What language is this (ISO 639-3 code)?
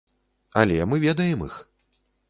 bel